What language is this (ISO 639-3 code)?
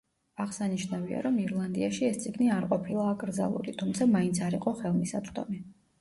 kat